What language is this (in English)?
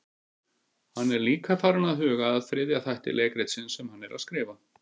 Icelandic